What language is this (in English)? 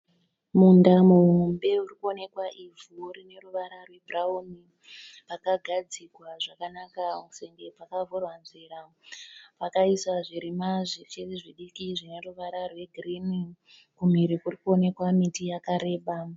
Shona